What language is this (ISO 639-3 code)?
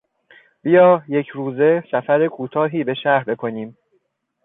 fas